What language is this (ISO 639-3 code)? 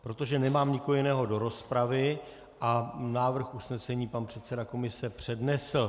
ces